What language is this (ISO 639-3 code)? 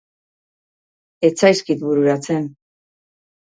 eus